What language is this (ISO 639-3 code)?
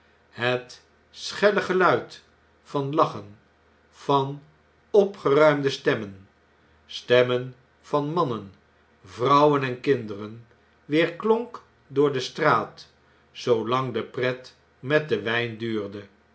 nld